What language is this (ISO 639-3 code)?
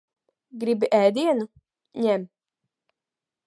lav